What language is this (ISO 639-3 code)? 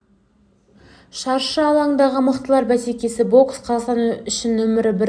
kaz